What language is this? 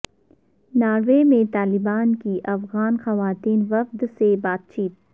Urdu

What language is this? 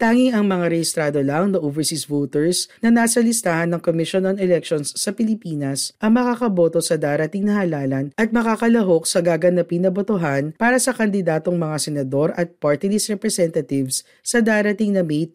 Filipino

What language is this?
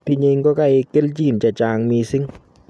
Kalenjin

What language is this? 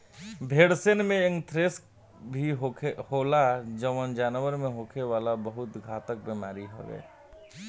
Bhojpuri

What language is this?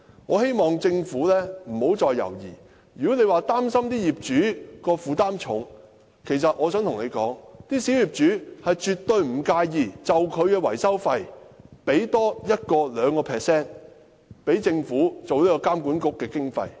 Cantonese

